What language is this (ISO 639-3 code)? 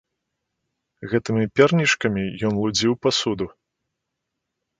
bel